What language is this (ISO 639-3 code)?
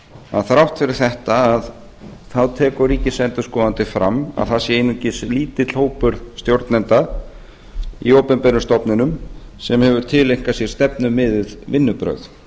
isl